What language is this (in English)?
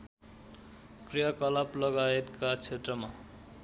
Nepali